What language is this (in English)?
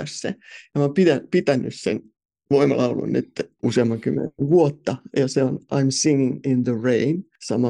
Finnish